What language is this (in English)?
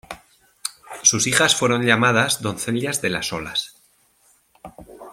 Spanish